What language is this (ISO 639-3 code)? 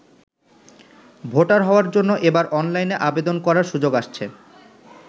ben